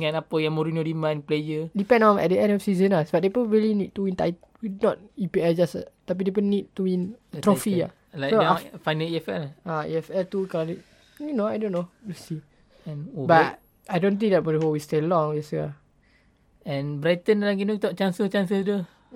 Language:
Malay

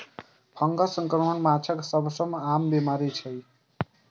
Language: Maithili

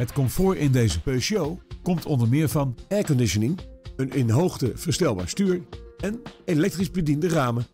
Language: Dutch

